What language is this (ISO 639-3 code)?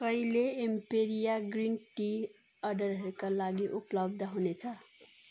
nep